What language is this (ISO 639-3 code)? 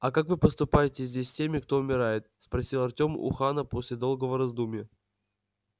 rus